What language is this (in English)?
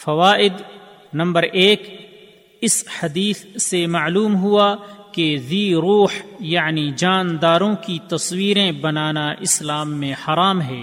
Urdu